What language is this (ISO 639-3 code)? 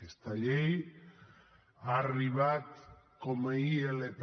cat